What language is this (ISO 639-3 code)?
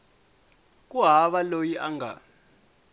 tso